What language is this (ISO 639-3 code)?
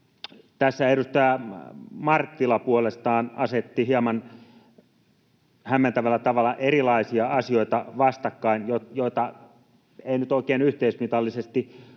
fin